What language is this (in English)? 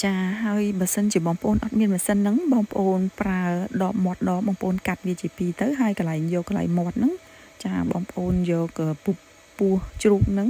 Vietnamese